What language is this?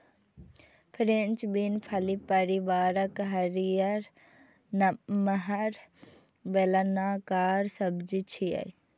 Maithili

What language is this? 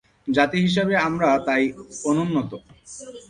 Bangla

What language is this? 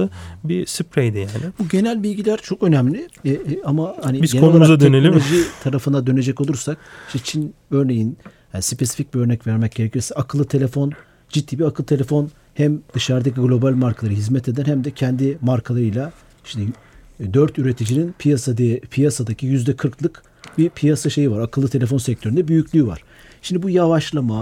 Turkish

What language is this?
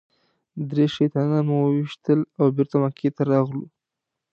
Pashto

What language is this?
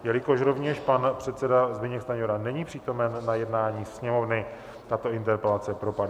Czech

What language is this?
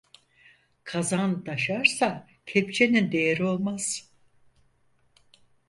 Turkish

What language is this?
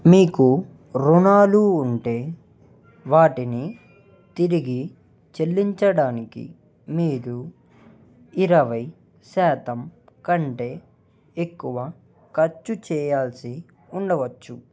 Telugu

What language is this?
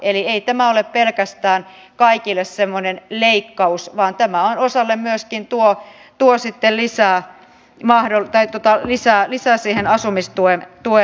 Finnish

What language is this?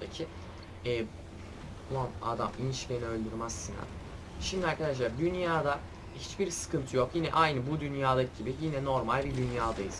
Turkish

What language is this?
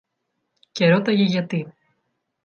Greek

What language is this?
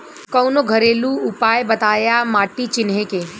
Bhojpuri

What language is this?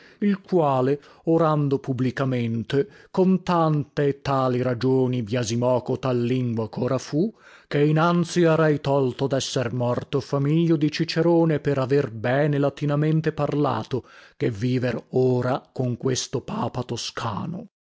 Italian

